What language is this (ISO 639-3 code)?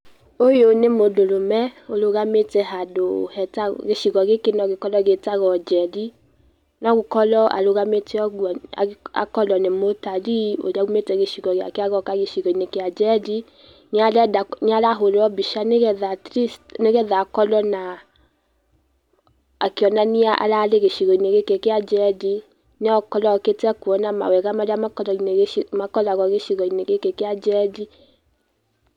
kik